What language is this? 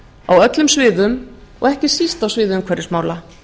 Icelandic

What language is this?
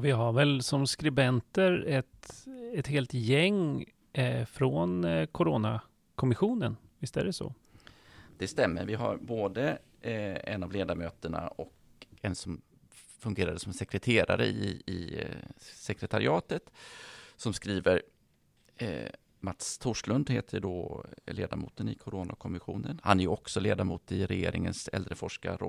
Swedish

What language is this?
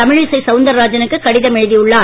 Tamil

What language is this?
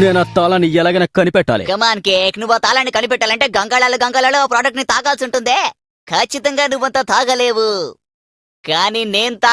Indonesian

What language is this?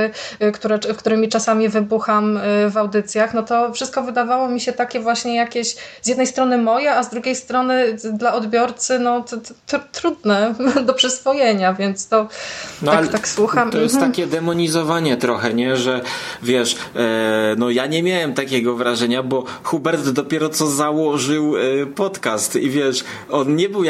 Polish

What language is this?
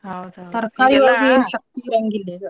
Kannada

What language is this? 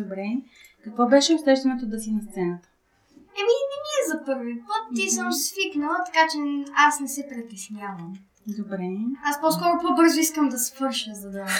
Bulgarian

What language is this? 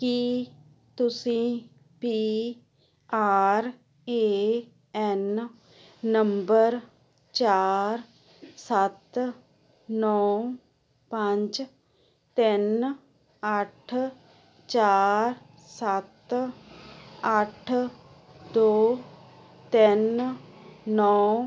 Punjabi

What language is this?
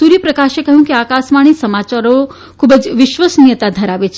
Gujarati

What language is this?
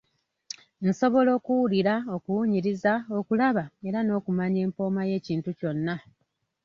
Ganda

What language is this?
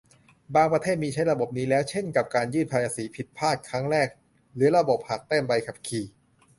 Thai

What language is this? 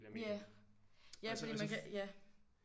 Danish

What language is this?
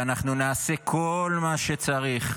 Hebrew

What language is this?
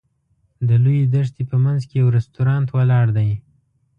Pashto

